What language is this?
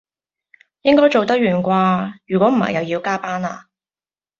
Cantonese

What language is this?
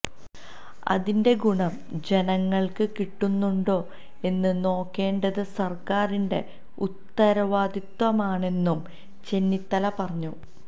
Malayalam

